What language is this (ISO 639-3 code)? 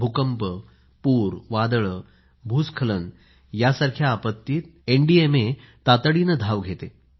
mar